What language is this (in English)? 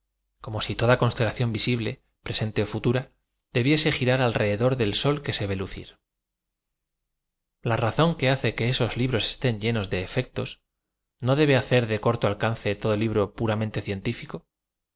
Spanish